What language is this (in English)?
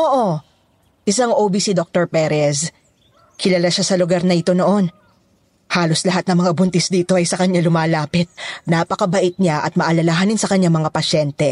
Filipino